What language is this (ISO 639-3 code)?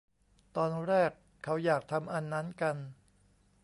tha